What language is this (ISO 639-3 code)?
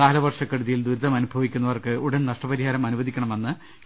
mal